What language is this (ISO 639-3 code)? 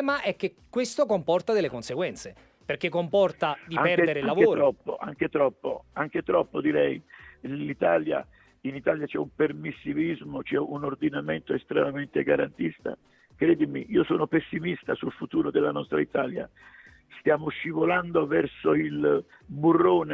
ita